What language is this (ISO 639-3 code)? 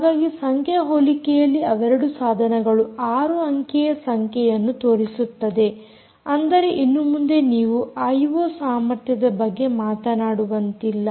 kan